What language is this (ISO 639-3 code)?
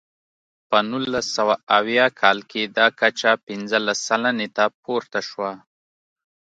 pus